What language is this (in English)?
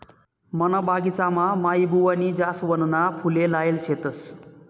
Marathi